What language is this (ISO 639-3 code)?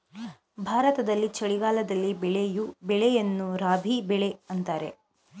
kan